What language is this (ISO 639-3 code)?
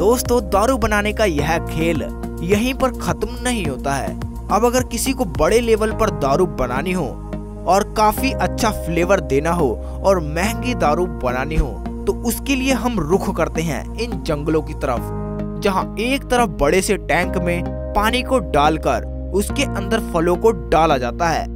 hin